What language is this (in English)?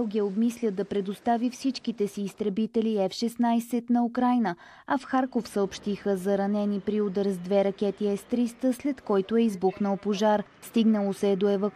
Bulgarian